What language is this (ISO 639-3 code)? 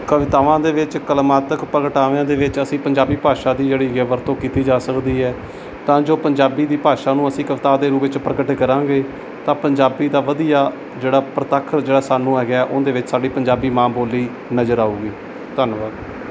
pan